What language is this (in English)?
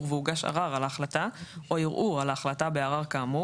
Hebrew